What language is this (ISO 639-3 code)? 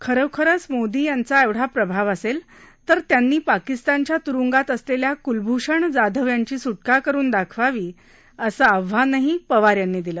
mar